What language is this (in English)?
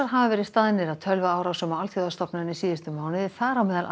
Icelandic